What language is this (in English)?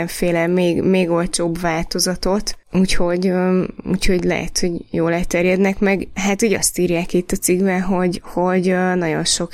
Hungarian